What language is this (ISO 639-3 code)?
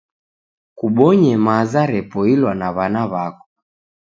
dav